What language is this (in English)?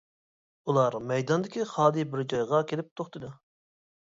Uyghur